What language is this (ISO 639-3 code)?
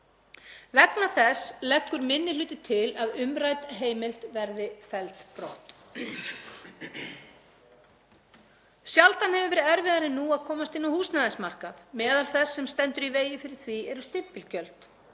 isl